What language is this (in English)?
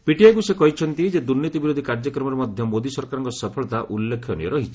Odia